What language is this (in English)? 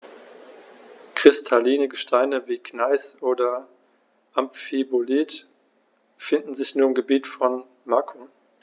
German